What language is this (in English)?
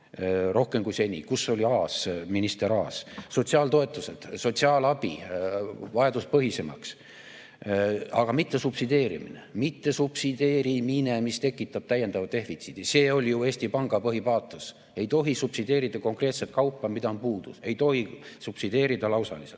Estonian